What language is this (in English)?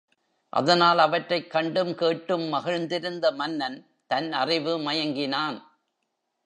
Tamil